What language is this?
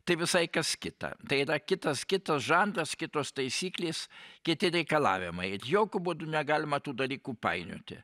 Lithuanian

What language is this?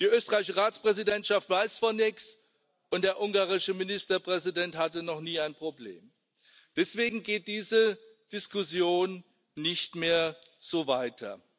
German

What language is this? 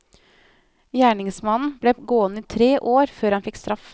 Norwegian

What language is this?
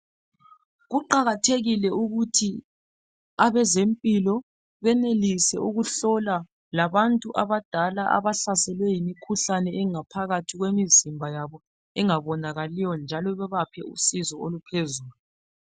North Ndebele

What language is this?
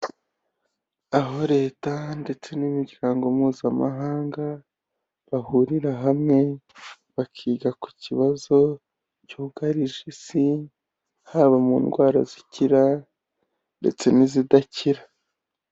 Kinyarwanda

